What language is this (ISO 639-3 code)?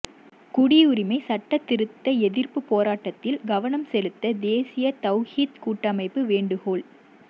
tam